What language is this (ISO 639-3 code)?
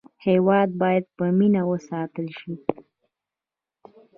pus